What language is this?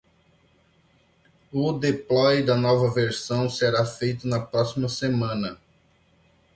Portuguese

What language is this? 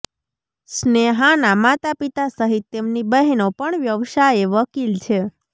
Gujarati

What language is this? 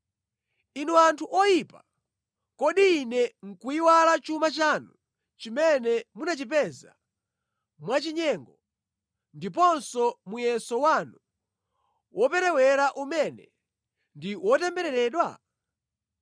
Nyanja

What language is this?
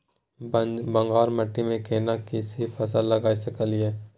Maithili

